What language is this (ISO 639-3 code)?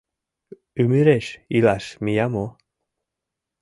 chm